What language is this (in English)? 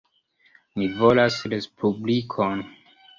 Esperanto